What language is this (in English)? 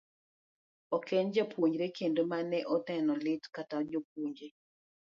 Luo (Kenya and Tanzania)